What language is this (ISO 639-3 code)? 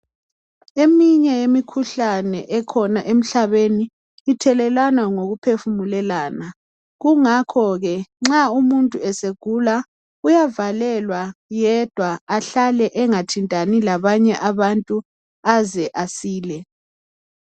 nde